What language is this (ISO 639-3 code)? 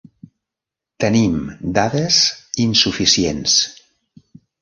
cat